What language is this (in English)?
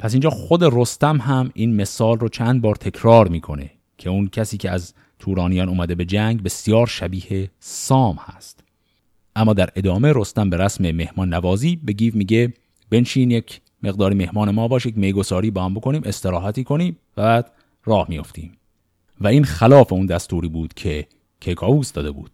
Persian